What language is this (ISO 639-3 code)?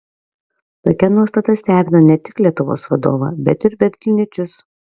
lit